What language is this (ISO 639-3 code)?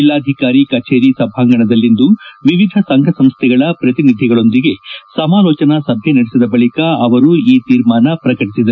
kan